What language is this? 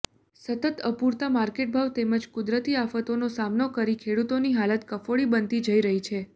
Gujarati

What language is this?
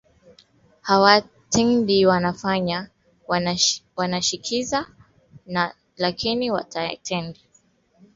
Swahili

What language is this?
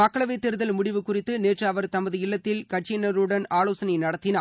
Tamil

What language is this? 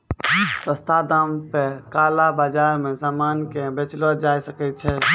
Maithili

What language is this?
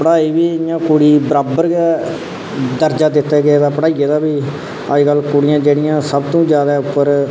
Dogri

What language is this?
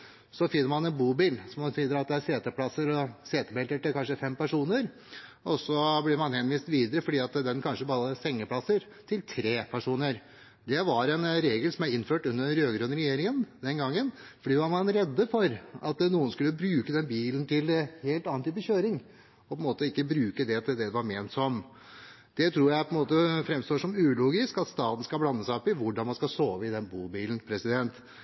Norwegian Bokmål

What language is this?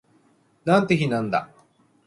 Japanese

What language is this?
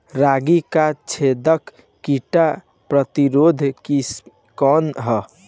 Bhojpuri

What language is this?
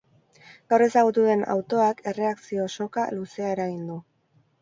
Basque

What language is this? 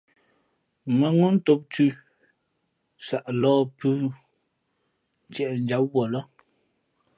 Fe'fe'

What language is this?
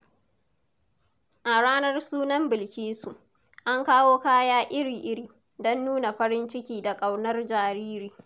Hausa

